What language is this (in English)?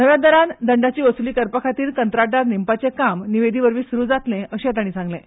Konkani